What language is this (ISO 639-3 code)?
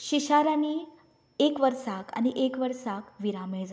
kok